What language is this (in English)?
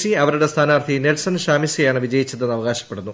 Malayalam